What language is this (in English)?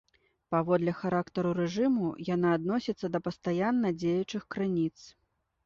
Belarusian